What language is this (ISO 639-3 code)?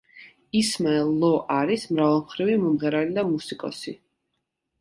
kat